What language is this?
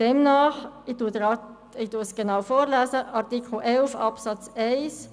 Swiss German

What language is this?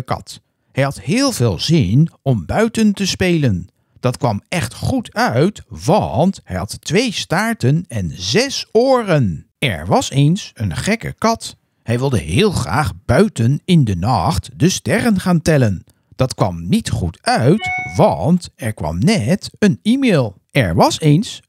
Dutch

